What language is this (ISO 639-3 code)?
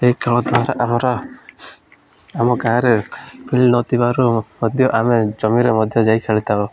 ori